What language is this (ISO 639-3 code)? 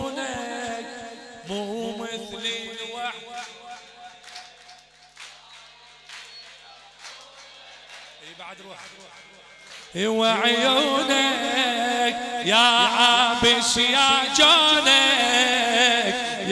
ara